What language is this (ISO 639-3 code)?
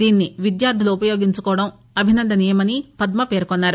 tel